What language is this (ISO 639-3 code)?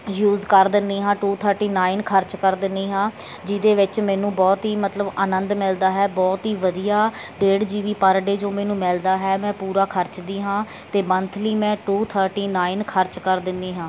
pan